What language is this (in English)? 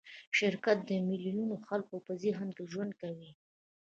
Pashto